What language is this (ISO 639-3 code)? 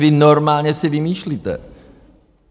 ces